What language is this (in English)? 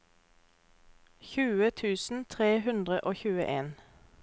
Norwegian